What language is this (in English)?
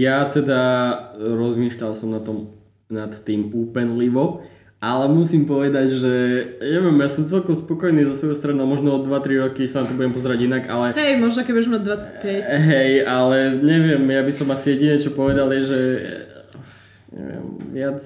Slovak